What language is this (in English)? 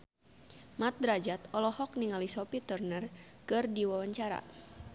Sundanese